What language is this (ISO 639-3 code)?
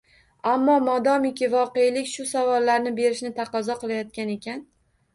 uzb